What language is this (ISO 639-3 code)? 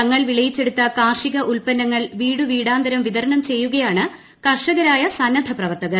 mal